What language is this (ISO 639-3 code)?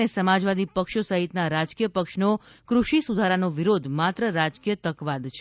guj